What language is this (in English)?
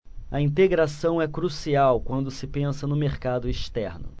Portuguese